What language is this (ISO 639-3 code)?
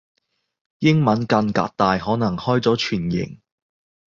yue